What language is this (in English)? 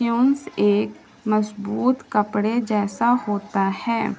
Urdu